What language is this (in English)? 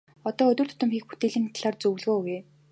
Mongolian